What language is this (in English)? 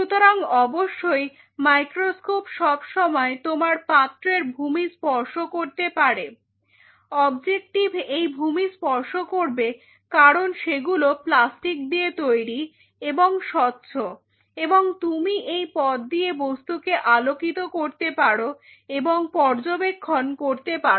Bangla